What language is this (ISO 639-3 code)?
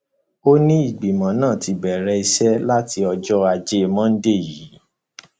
yor